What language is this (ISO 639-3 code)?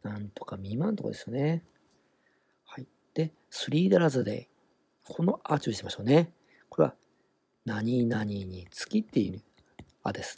jpn